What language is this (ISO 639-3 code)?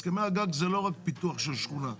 heb